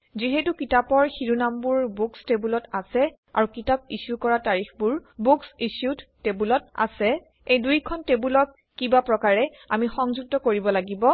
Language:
Assamese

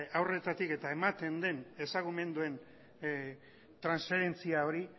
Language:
Basque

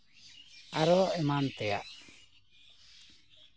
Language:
Santali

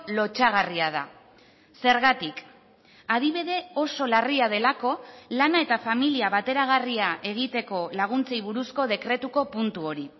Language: Basque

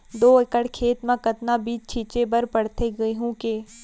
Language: Chhattisgarhi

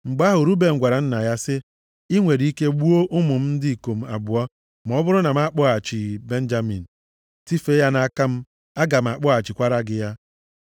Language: Igbo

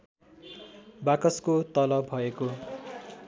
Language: Nepali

